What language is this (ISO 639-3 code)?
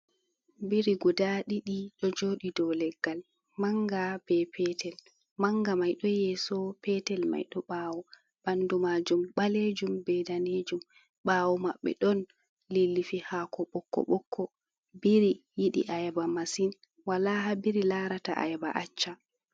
ful